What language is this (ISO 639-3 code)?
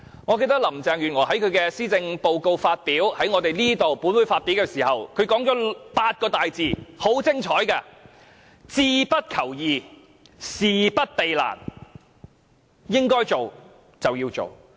yue